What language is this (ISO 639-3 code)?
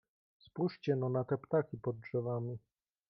pol